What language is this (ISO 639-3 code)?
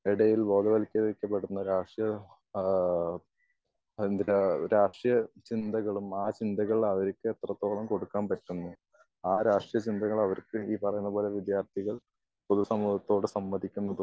mal